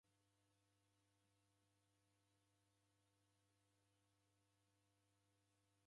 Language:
Taita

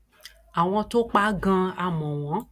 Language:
Yoruba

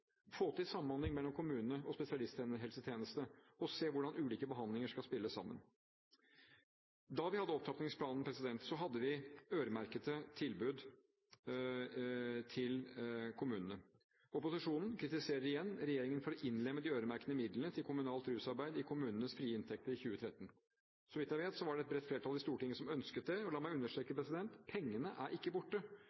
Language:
Norwegian Bokmål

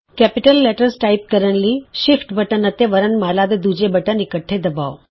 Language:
Punjabi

